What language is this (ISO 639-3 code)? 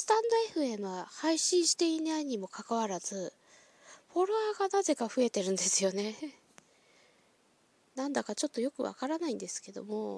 jpn